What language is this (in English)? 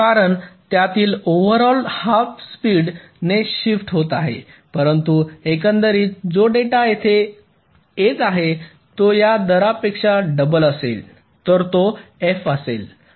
Marathi